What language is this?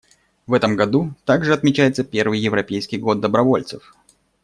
Russian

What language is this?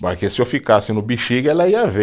Portuguese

